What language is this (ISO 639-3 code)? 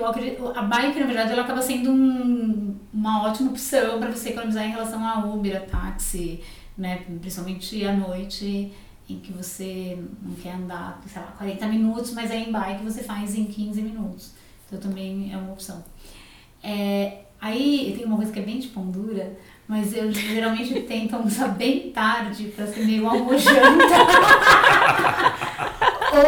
por